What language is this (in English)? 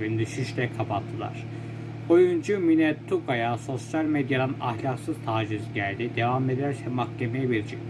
Turkish